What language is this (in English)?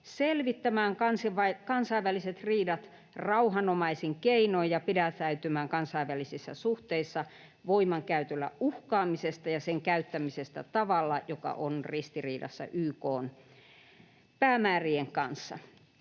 Finnish